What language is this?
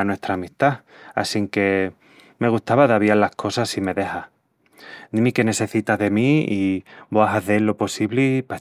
Extremaduran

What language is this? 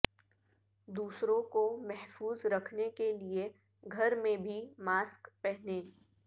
Urdu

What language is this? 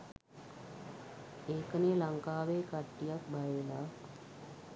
Sinhala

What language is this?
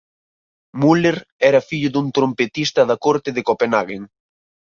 Galician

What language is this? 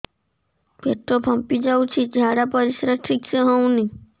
Odia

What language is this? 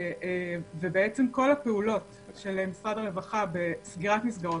Hebrew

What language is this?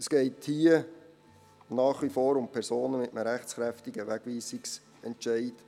Swiss German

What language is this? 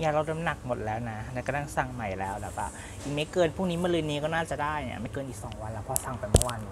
Thai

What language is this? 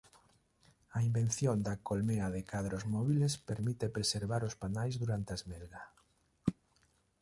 Galician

